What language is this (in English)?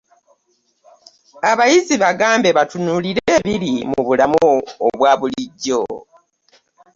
Ganda